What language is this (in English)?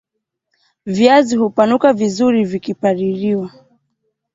Swahili